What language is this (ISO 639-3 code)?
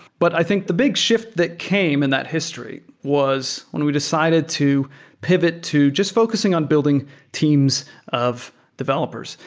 eng